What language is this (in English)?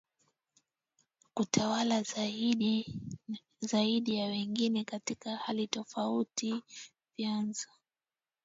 Swahili